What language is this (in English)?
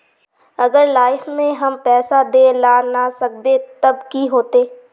Magahi